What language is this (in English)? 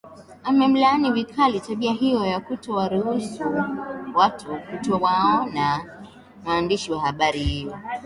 Swahili